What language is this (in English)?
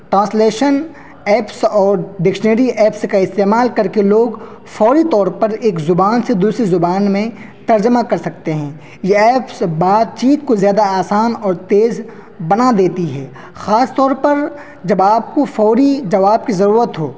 Urdu